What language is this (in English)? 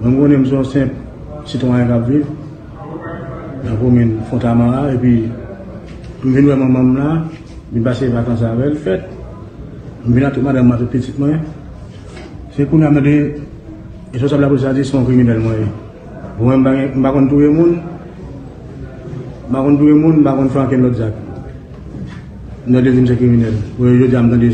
French